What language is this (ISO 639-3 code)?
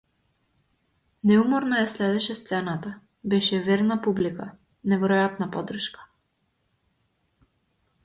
mkd